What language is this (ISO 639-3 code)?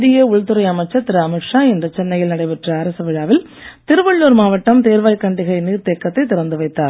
tam